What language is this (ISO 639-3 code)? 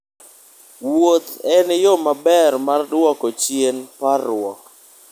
luo